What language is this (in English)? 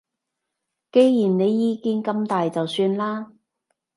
Cantonese